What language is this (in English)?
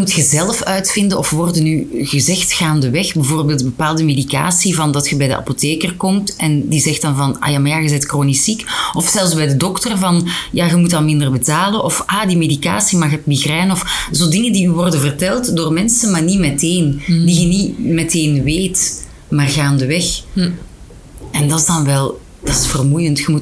Dutch